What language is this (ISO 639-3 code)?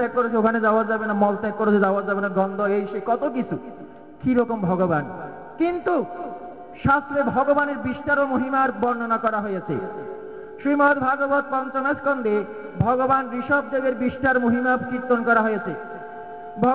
ben